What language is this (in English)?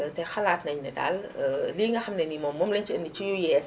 Wolof